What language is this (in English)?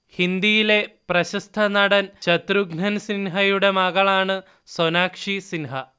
Malayalam